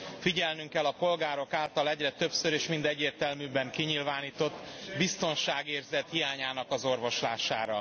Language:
Hungarian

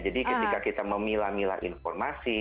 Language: Indonesian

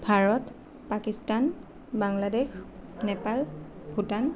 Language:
Assamese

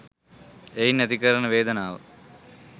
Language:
Sinhala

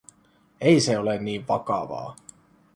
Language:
Finnish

